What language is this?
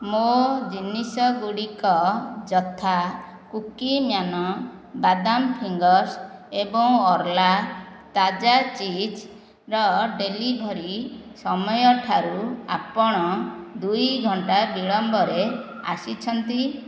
Odia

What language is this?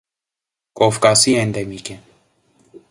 Armenian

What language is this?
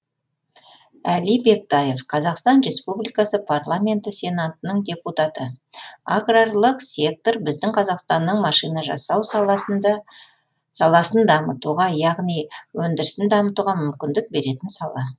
Kazakh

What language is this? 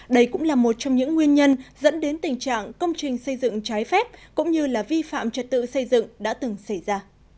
Vietnamese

